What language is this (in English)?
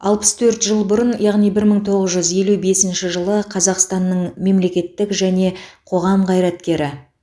Kazakh